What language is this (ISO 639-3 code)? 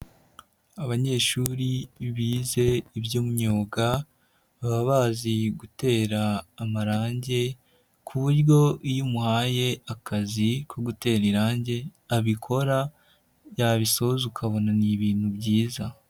kin